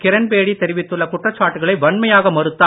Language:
Tamil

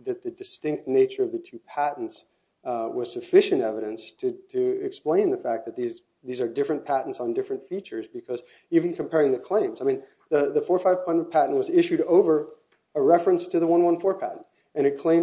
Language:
English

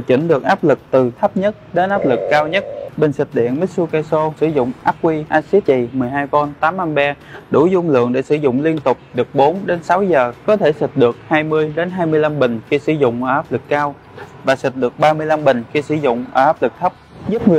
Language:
Vietnamese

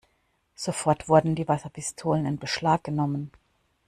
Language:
German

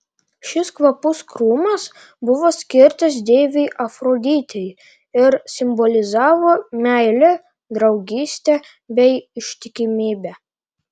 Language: Lithuanian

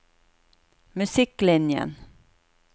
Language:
Norwegian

